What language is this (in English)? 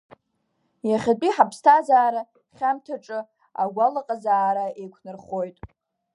Abkhazian